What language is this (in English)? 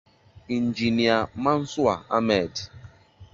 Igbo